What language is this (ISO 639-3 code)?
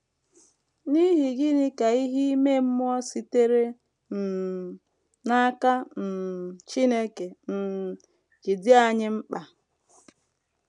ibo